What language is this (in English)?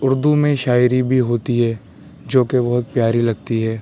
Urdu